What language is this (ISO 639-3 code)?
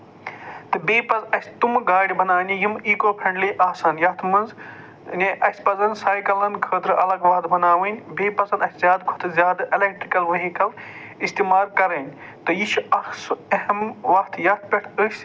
kas